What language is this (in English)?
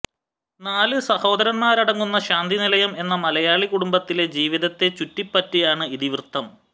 Malayalam